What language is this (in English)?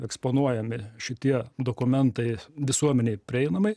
Lithuanian